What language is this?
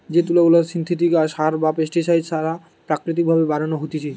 Bangla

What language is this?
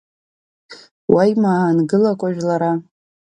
Abkhazian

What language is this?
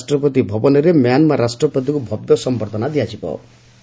Odia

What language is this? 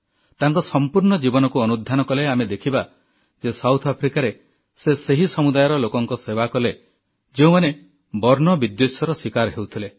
Odia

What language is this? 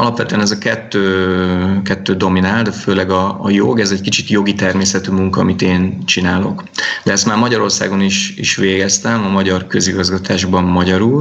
Hungarian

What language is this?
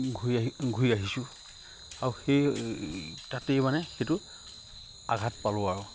Assamese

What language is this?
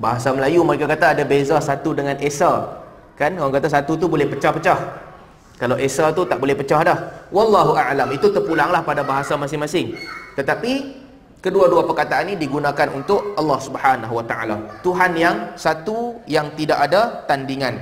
Malay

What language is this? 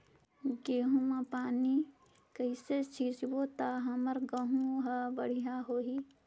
Chhattisgarhi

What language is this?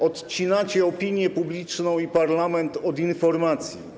Polish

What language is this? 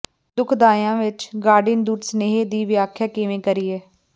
Punjabi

